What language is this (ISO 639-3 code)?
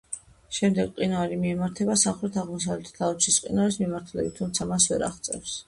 kat